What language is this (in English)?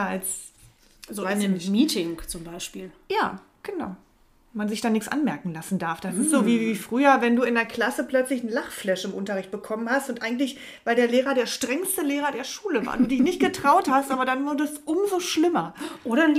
German